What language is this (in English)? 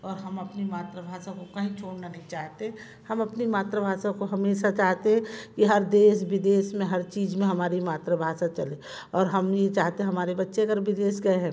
Hindi